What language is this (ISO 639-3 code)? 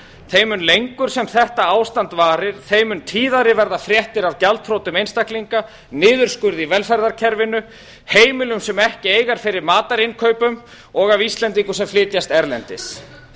isl